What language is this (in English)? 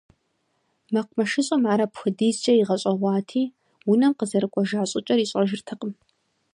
Kabardian